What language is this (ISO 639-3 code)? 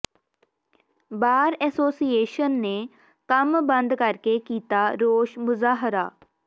pan